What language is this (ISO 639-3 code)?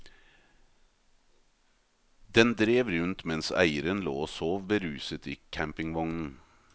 nor